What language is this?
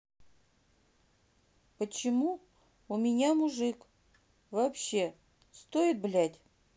Russian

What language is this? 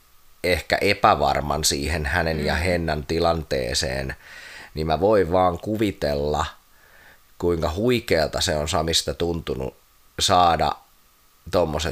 Finnish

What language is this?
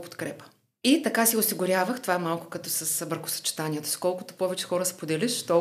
Bulgarian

